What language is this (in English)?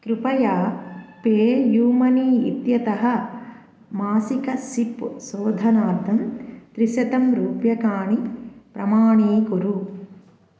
Sanskrit